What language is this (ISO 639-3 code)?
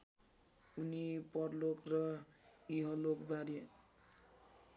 nep